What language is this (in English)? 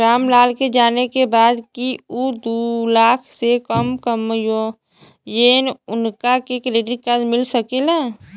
Bhojpuri